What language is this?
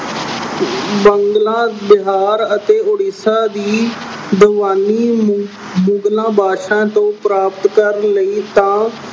Punjabi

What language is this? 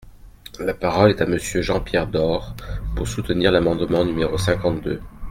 French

